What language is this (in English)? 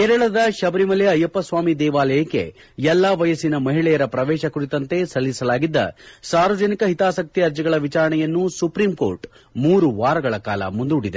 Kannada